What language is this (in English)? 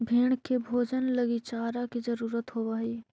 Magahi